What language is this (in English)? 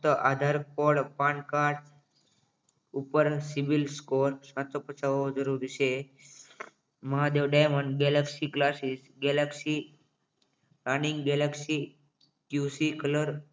Gujarati